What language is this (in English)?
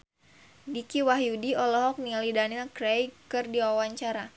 Sundanese